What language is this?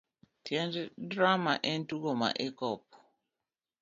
Luo (Kenya and Tanzania)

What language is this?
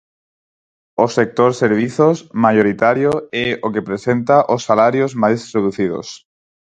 Galician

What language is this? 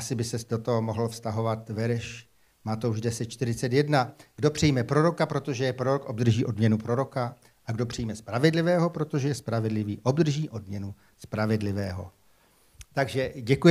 Czech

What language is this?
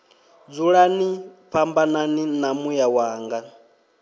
Venda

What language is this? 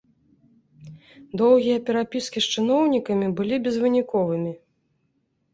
Belarusian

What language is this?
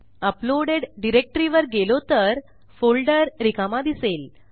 Marathi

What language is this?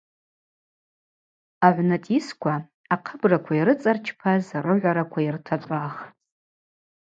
Abaza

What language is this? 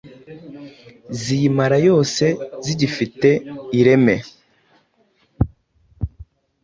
Kinyarwanda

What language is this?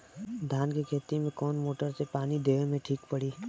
Bhojpuri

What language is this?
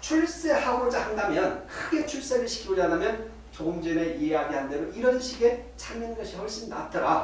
Korean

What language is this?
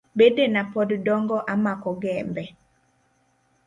Luo (Kenya and Tanzania)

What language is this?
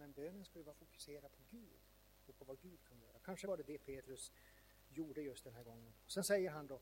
Swedish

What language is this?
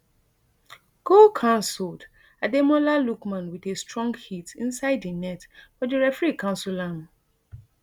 Nigerian Pidgin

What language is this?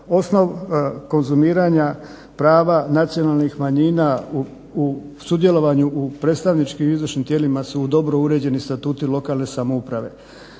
Croatian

